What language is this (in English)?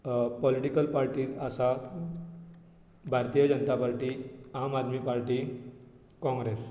Konkani